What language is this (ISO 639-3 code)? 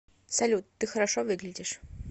rus